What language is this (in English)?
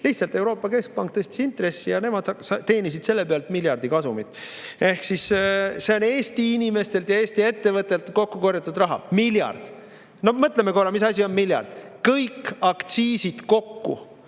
Estonian